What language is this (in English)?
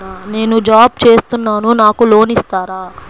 Telugu